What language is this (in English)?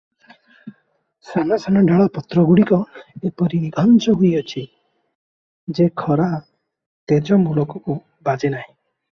Odia